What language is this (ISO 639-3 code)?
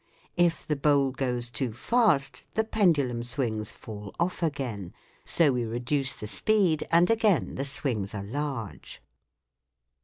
eng